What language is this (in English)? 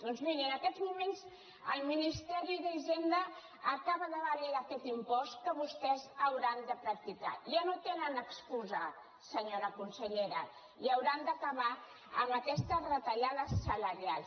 Catalan